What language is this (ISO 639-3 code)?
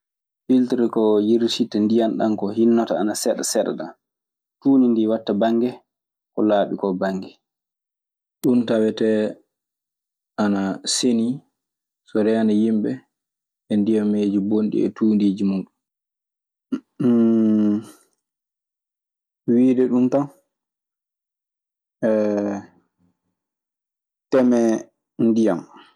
ffm